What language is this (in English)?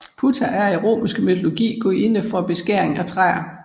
Danish